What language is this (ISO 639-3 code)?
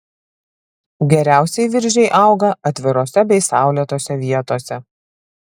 lit